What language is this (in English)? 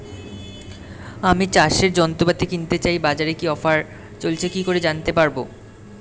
Bangla